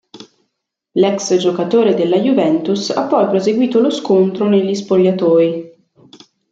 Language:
Italian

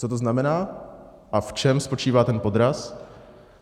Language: Czech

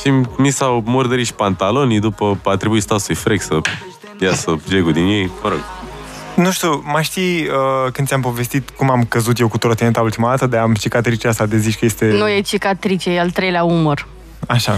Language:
Romanian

